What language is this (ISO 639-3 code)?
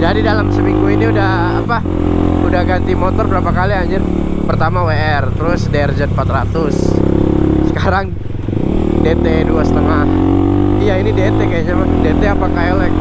ind